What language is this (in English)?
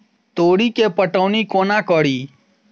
Maithili